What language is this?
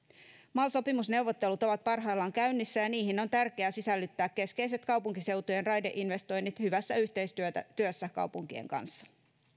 Finnish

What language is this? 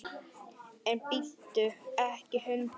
Icelandic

